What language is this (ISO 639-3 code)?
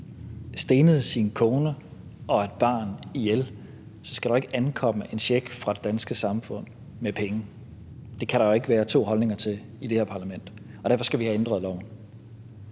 dan